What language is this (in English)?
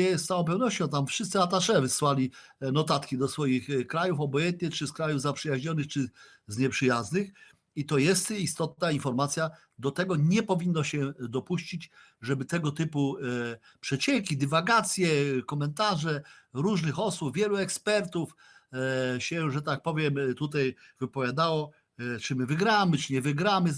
Polish